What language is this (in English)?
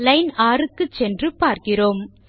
Tamil